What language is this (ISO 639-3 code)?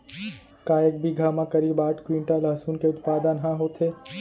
hne